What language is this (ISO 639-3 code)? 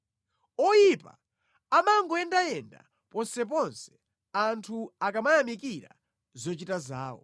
nya